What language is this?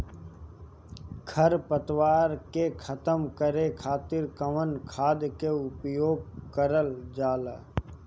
Bhojpuri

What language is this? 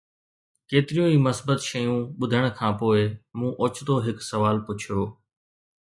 Sindhi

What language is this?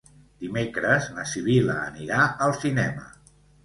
Catalan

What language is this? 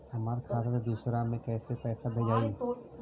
Bhojpuri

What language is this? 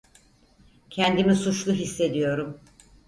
Turkish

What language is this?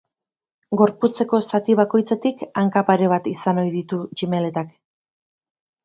Basque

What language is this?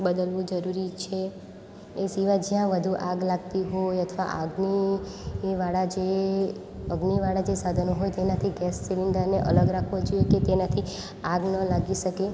Gujarati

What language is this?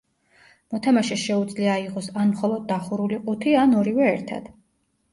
Georgian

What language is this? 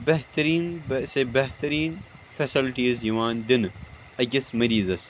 Kashmiri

